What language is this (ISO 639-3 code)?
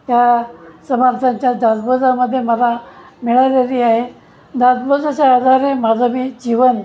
mar